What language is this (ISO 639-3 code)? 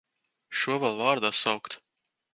lav